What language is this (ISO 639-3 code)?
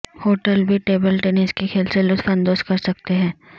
urd